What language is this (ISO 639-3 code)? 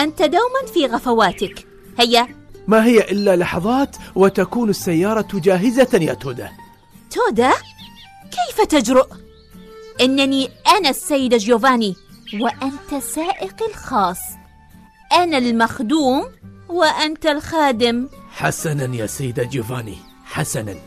ara